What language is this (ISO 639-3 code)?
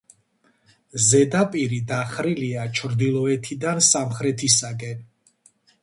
kat